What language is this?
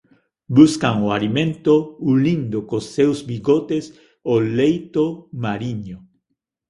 Galician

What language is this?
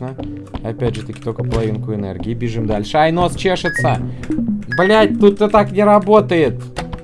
Russian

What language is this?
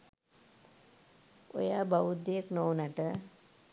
Sinhala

